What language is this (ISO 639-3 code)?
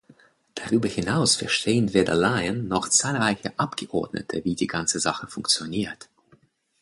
deu